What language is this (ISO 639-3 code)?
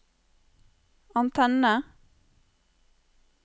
nor